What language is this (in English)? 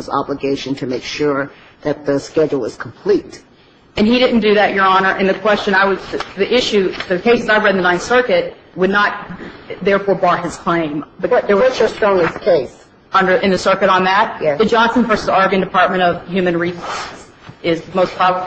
English